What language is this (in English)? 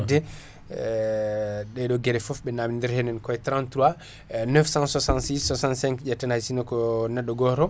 Fula